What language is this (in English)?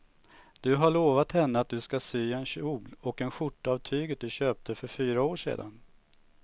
Swedish